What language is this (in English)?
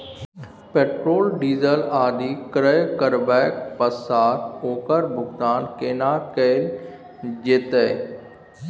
Maithili